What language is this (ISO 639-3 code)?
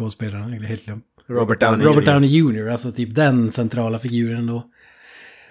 swe